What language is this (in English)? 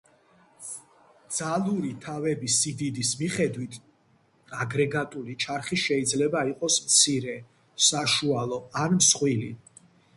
Georgian